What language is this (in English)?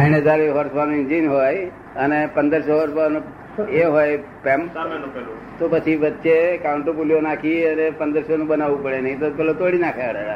Gujarati